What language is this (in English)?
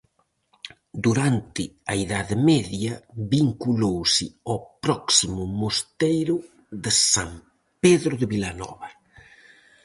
Galician